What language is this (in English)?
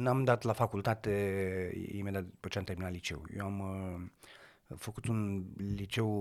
Romanian